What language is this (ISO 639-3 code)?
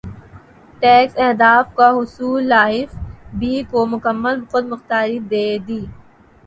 urd